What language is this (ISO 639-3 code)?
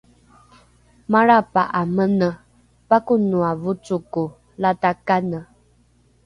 dru